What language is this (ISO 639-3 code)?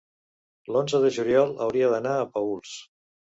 cat